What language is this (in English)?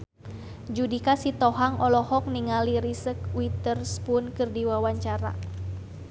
Sundanese